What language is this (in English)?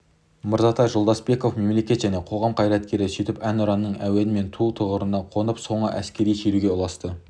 Kazakh